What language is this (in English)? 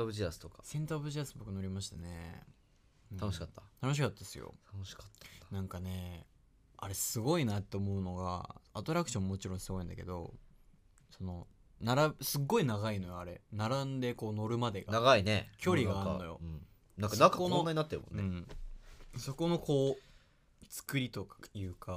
Japanese